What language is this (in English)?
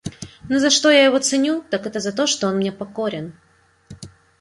Russian